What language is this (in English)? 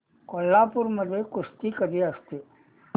Marathi